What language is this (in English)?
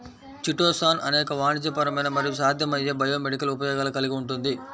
Telugu